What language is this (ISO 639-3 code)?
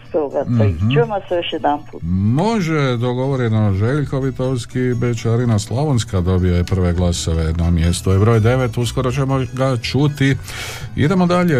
hrv